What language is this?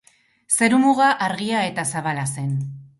Basque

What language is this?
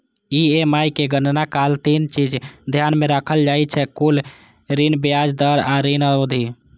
Maithili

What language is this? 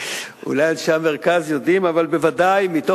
Hebrew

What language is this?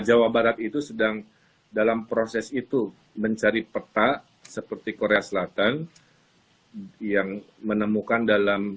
Indonesian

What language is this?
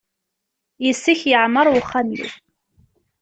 Kabyle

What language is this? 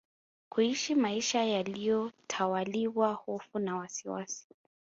Swahili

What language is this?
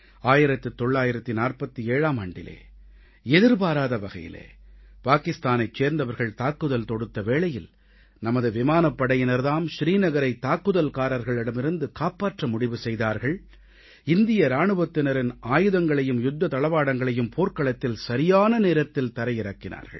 Tamil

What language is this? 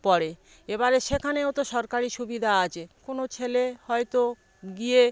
Bangla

